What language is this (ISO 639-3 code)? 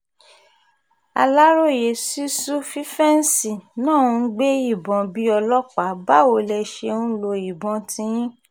yor